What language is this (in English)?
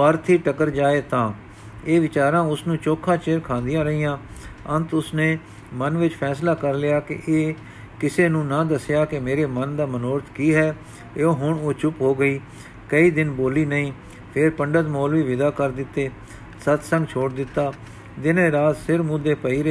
Punjabi